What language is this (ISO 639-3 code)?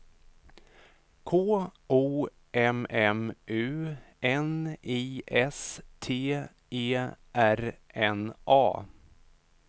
swe